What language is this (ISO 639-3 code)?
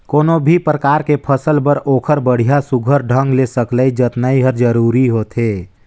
hne